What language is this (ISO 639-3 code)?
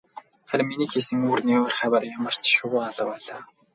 mon